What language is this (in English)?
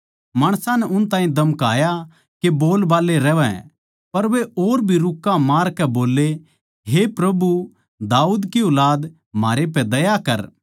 Haryanvi